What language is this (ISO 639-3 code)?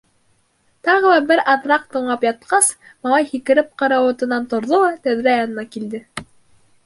bak